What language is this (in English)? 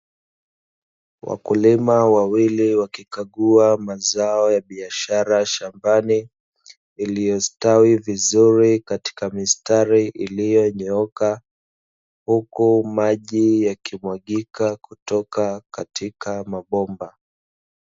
Swahili